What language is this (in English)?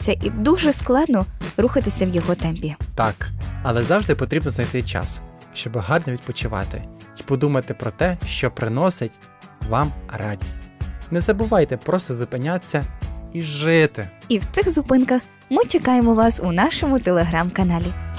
Ukrainian